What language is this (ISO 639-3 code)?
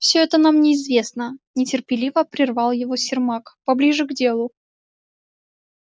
rus